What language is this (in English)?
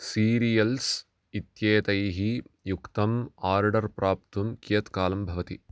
Sanskrit